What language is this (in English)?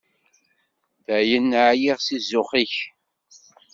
Kabyle